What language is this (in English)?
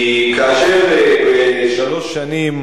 Hebrew